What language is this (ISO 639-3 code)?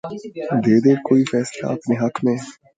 urd